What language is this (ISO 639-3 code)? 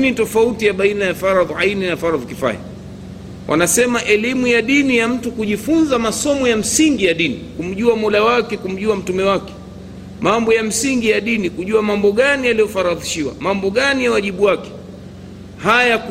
swa